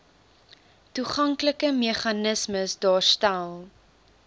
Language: Afrikaans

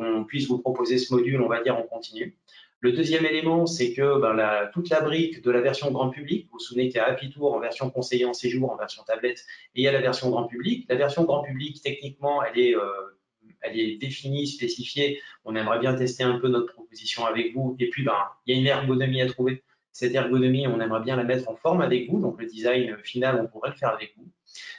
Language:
French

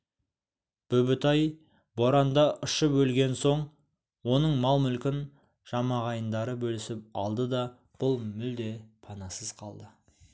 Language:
Kazakh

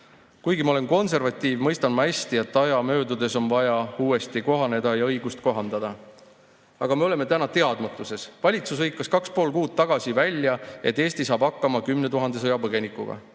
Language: Estonian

